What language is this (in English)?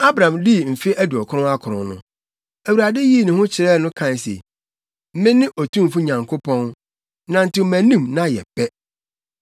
Akan